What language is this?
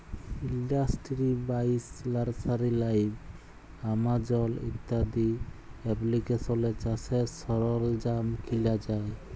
Bangla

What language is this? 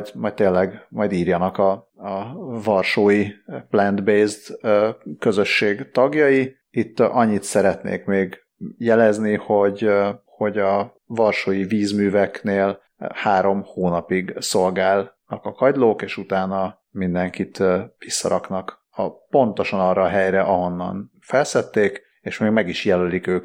Hungarian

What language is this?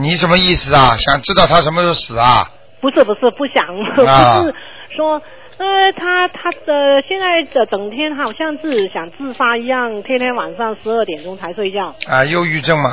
Chinese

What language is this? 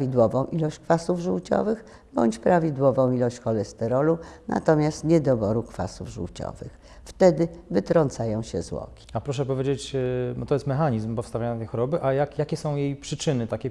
Polish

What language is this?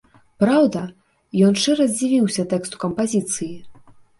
Belarusian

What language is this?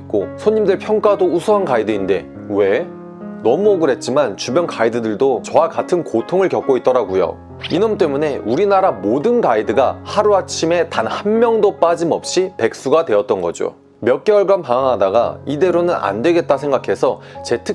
Korean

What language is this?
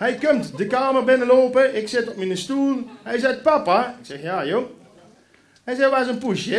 Dutch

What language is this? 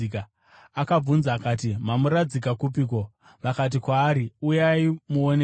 Shona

